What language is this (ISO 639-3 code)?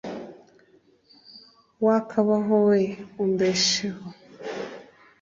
kin